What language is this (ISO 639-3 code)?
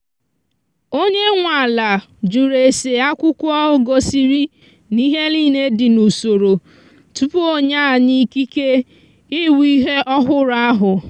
ibo